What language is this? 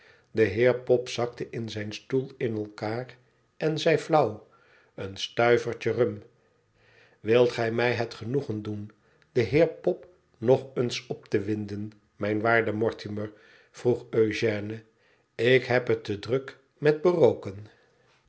Dutch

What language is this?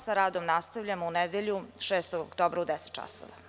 Serbian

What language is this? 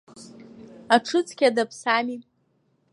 Abkhazian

